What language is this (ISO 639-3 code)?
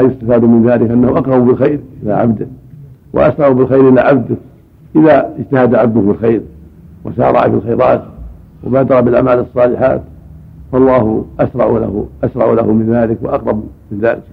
ara